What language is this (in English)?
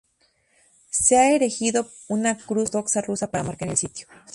Spanish